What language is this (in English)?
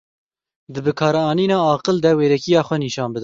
Kurdish